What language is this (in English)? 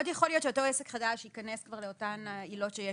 Hebrew